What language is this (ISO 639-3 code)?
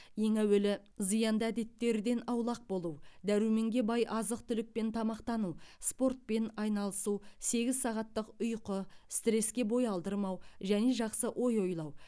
kaz